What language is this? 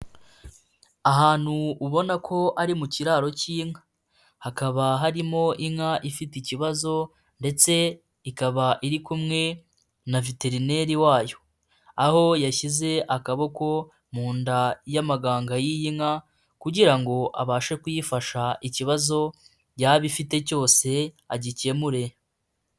Kinyarwanda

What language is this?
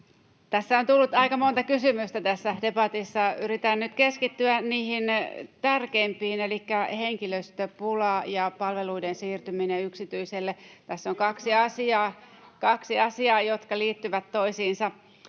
Finnish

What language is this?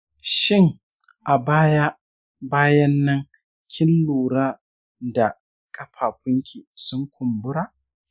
Hausa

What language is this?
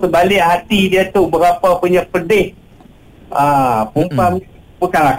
Malay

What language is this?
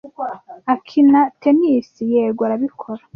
Kinyarwanda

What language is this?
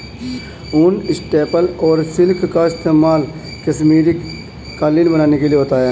Hindi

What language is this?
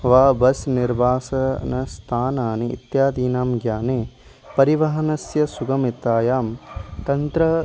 Sanskrit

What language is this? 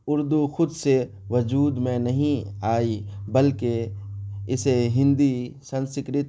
Urdu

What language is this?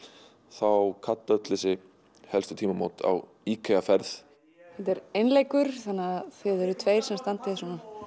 Icelandic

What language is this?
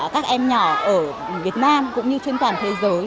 Vietnamese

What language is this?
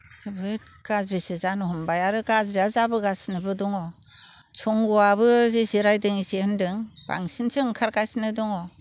Bodo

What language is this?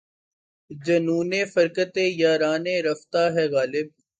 Urdu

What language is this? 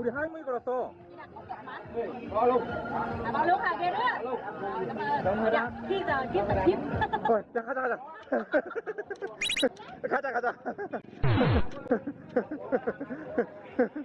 Korean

